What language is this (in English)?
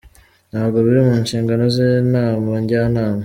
Kinyarwanda